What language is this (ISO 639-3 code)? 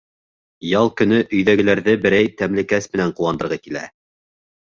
bak